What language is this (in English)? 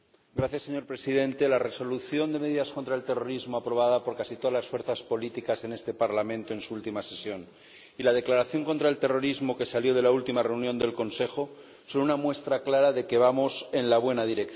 Spanish